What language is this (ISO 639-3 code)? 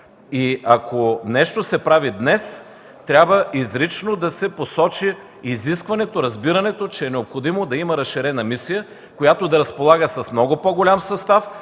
bul